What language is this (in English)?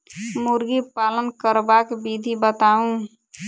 Maithili